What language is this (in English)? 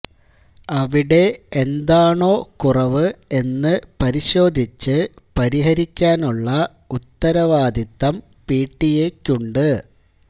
Malayalam